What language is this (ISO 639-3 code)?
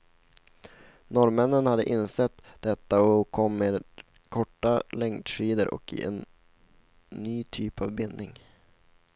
swe